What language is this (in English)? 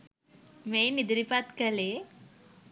Sinhala